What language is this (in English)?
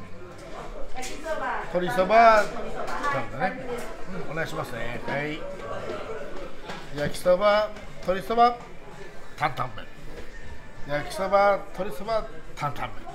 Japanese